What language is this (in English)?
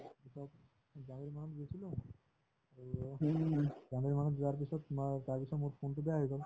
Assamese